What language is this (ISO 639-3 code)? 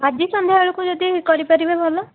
ori